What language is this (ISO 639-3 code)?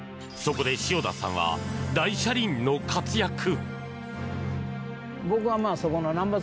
jpn